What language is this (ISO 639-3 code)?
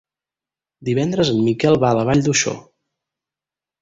cat